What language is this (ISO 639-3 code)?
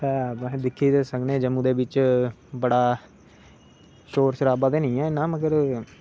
doi